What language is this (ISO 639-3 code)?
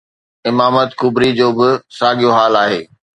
snd